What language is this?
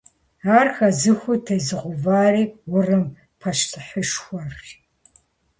Kabardian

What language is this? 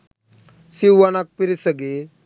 Sinhala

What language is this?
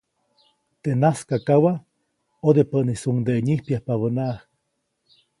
Copainalá Zoque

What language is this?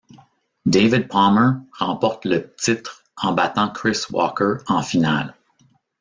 French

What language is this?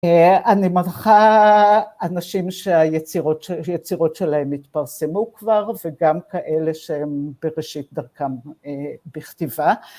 Hebrew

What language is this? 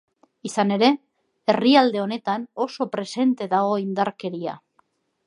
Basque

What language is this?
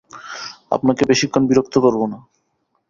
Bangla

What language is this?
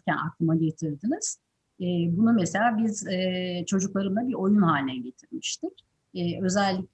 Turkish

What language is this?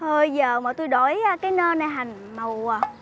Vietnamese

